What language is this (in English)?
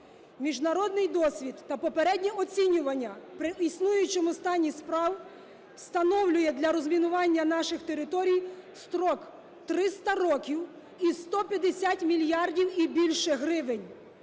Ukrainian